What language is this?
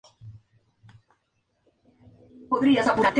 Spanish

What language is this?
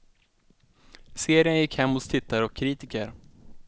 Swedish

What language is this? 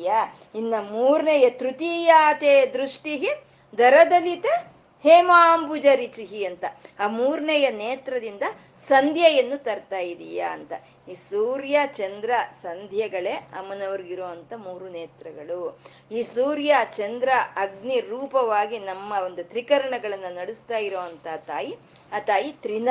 Kannada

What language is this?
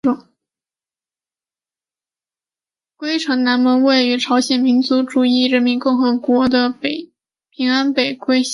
Chinese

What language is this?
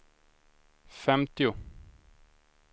Swedish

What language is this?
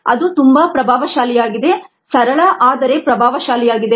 Kannada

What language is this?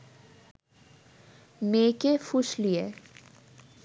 Bangla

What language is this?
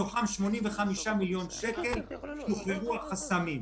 Hebrew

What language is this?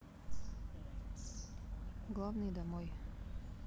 Russian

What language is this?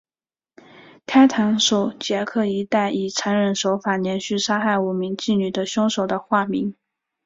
Chinese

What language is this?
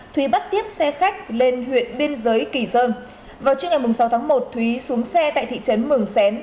Vietnamese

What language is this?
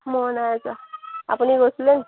Assamese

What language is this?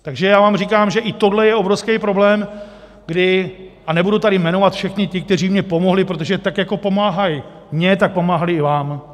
Czech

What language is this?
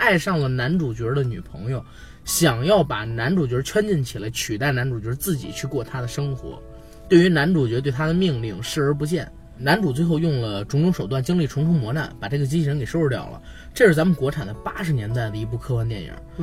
Chinese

